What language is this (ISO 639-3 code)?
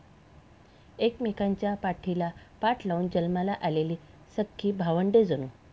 mar